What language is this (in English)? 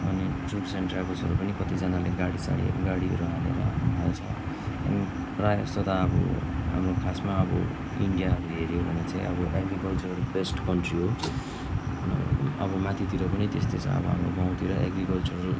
Nepali